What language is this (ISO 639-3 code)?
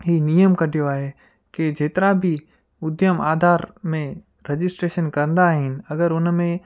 snd